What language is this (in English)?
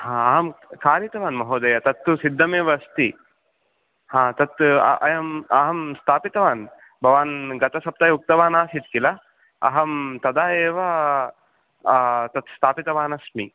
Sanskrit